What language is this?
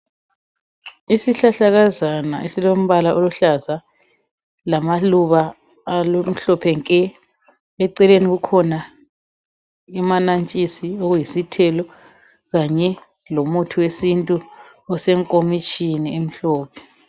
North Ndebele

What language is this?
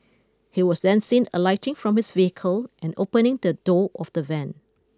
English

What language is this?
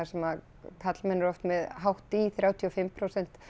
Icelandic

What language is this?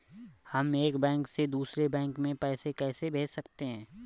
Hindi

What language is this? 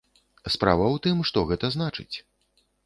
Belarusian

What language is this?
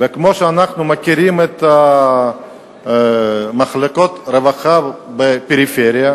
Hebrew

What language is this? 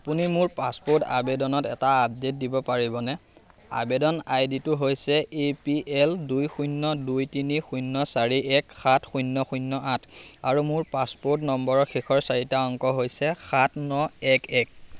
Assamese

